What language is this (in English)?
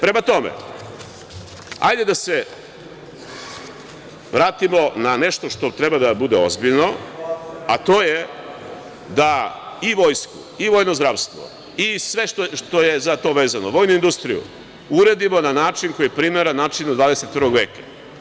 Serbian